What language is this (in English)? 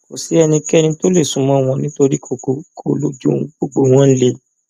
Yoruba